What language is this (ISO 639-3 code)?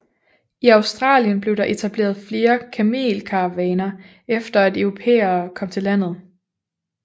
dan